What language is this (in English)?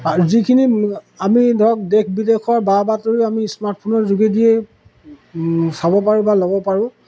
Assamese